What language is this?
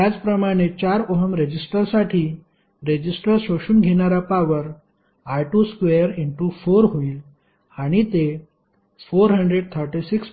Marathi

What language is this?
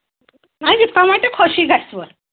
Kashmiri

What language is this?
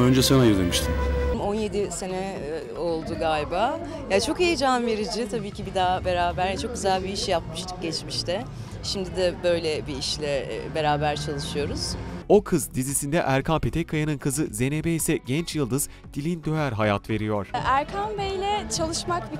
Turkish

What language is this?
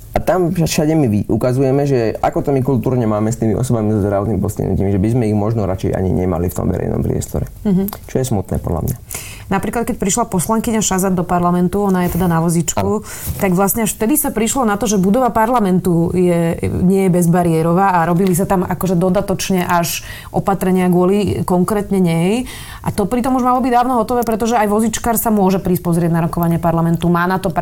Slovak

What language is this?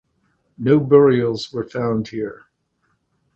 English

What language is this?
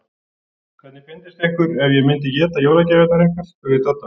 Icelandic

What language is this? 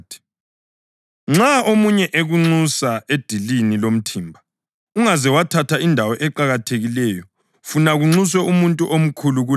North Ndebele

